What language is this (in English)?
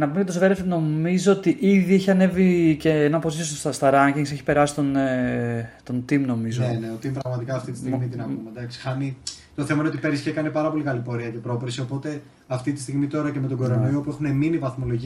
Greek